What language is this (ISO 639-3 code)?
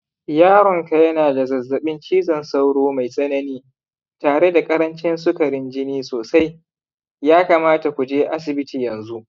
hau